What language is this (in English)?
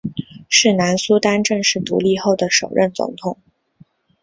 Chinese